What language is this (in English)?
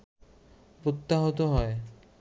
Bangla